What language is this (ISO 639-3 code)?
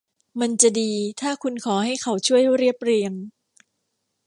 tha